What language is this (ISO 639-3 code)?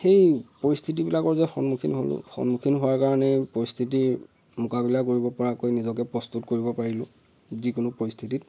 asm